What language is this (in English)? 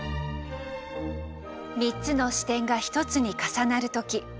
Japanese